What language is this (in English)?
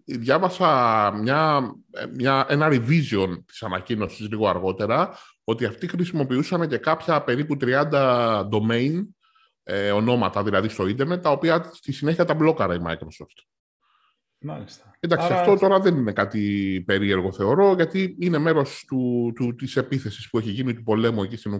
Greek